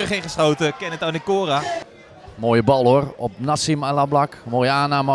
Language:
Dutch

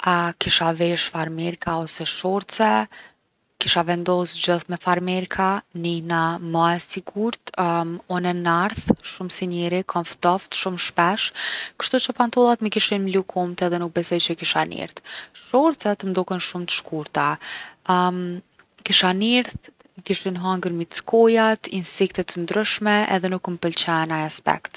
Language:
Gheg Albanian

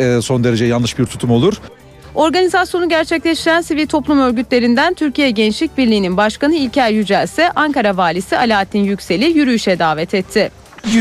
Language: Turkish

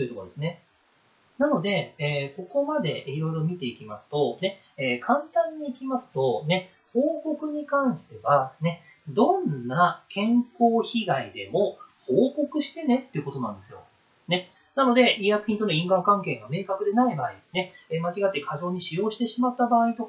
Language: Japanese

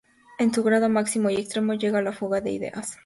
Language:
Spanish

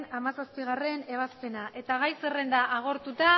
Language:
Basque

